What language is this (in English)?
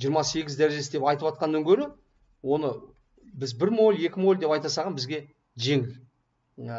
Turkish